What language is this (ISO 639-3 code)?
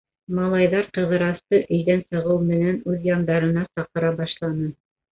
bak